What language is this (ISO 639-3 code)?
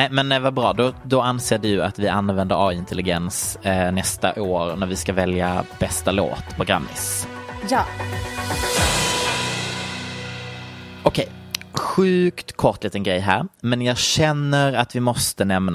swe